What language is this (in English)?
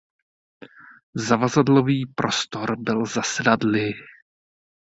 Czech